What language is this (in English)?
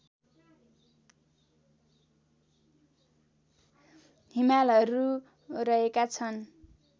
Nepali